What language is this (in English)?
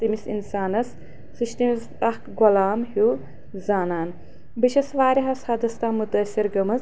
Kashmiri